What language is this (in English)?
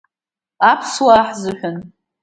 Abkhazian